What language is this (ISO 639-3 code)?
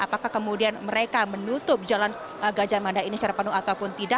ind